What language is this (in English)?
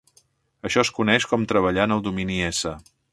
Catalan